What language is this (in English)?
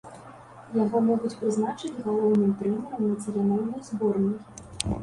Belarusian